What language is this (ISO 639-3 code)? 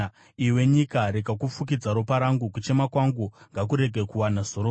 sna